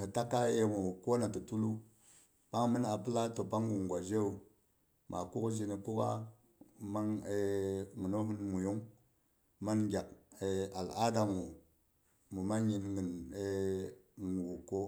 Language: Boghom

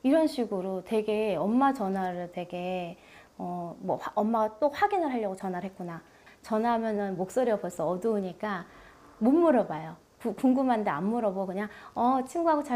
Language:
Korean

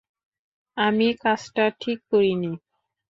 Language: Bangla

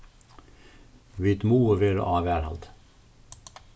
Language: Faroese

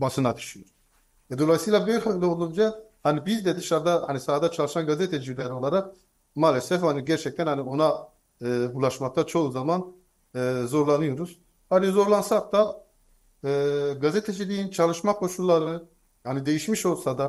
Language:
Turkish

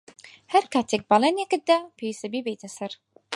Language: Central Kurdish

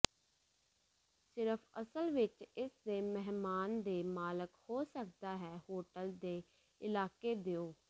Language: Punjabi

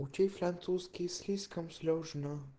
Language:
Russian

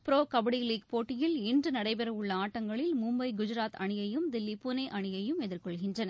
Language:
Tamil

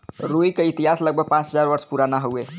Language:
Bhojpuri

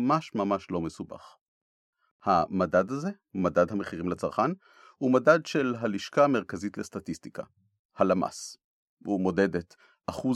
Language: Hebrew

